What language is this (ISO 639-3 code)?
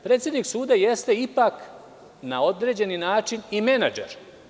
srp